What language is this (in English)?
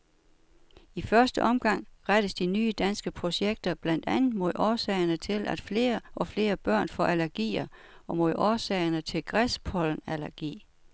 Danish